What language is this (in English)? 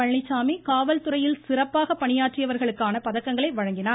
Tamil